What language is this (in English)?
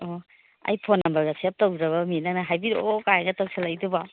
Manipuri